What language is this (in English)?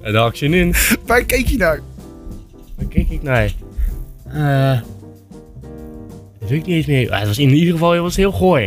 Dutch